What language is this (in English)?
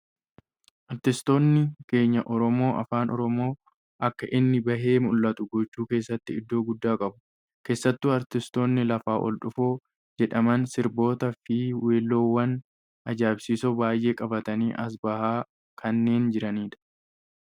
Oromo